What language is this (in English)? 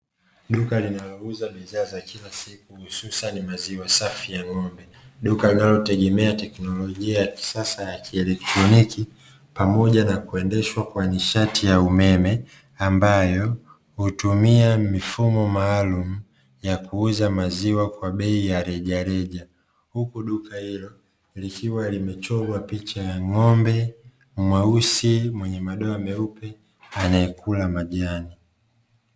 Swahili